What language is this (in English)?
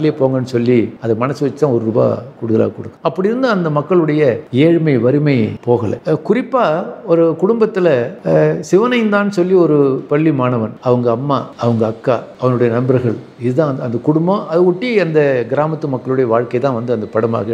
Tamil